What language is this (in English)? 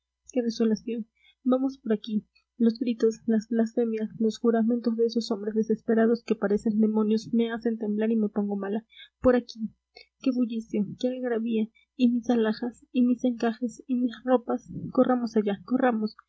Spanish